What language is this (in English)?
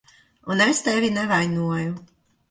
Latvian